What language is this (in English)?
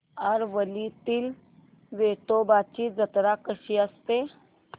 Marathi